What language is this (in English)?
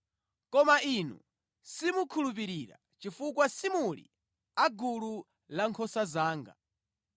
Nyanja